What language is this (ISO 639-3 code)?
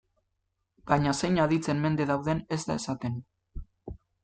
eus